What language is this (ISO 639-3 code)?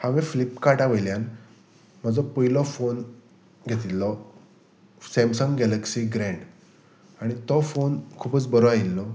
kok